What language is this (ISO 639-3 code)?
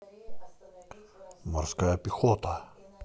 rus